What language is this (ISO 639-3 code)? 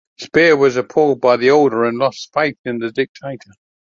eng